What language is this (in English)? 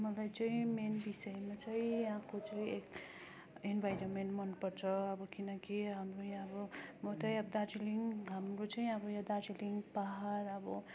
Nepali